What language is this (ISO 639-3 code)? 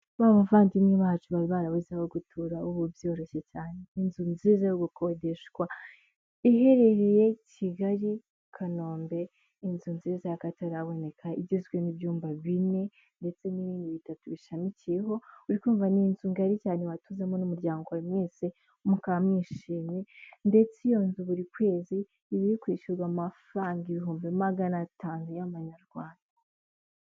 kin